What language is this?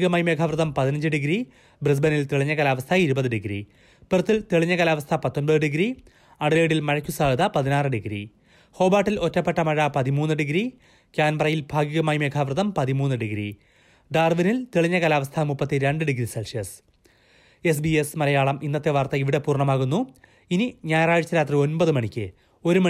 Malayalam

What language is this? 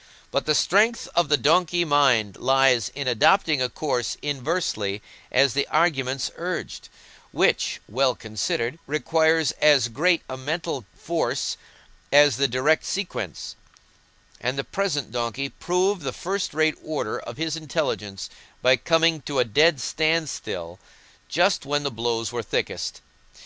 English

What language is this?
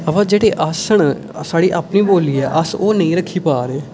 Dogri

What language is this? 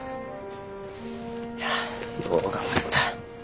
Japanese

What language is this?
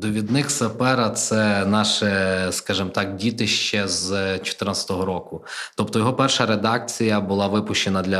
Ukrainian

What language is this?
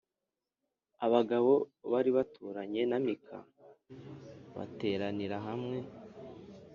Kinyarwanda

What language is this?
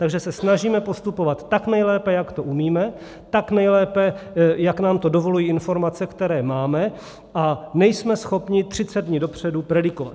Czech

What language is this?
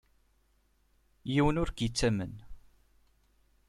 Kabyle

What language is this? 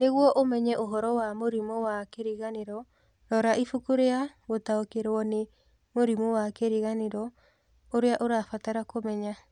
Kikuyu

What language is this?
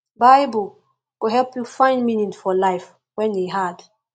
Nigerian Pidgin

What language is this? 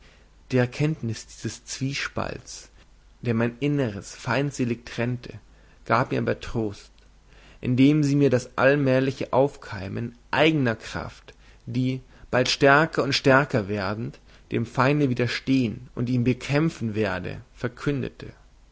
German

